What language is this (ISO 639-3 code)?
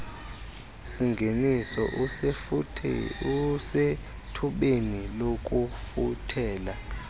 xho